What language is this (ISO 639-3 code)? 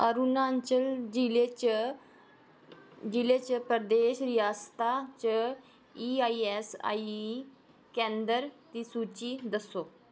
doi